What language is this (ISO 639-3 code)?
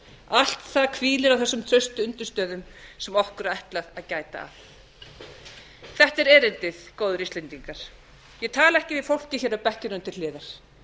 isl